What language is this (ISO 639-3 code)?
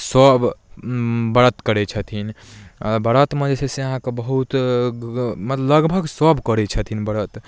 mai